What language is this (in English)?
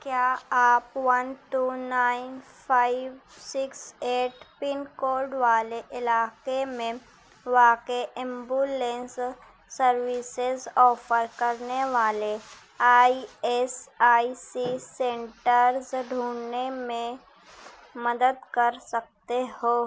Urdu